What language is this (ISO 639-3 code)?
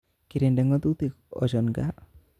kln